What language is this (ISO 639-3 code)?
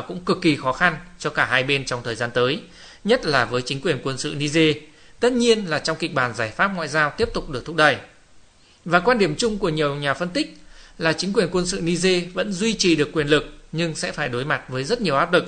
vie